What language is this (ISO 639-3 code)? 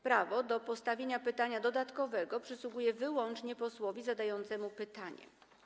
pol